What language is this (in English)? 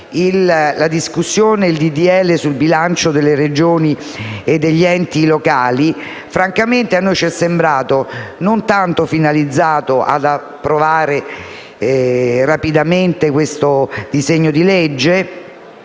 Italian